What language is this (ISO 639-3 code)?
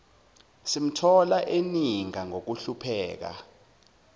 zul